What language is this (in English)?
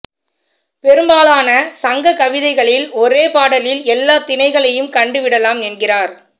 Tamil